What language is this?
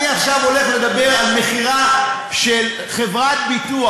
Hebrew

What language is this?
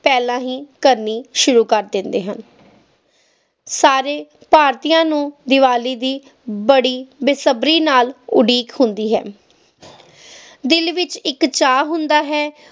Punjabi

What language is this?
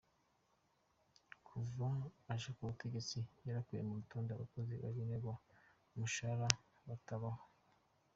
Kinyarwanda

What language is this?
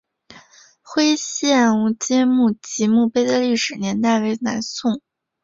Chinese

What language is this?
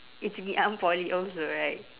English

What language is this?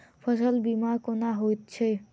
Maithili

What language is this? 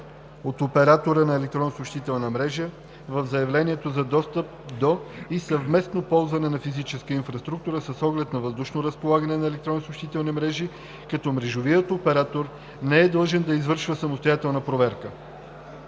Bulgarian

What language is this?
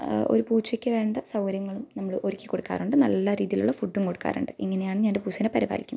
Malayalam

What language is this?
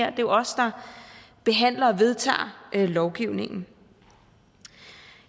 Danish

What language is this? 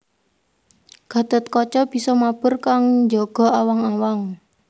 Javanese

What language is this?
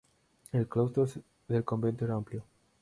Spanish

